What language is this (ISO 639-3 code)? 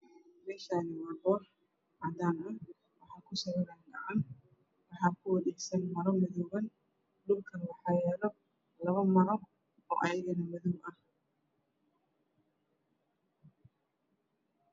som